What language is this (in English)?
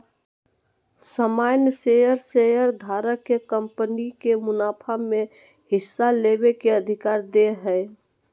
Magahi